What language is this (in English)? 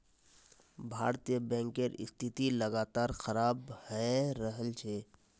Magahi